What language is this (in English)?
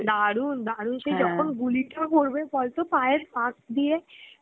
Bangla